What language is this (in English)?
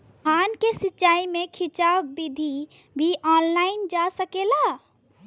Bhojpuri